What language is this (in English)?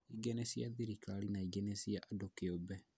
Kikuyu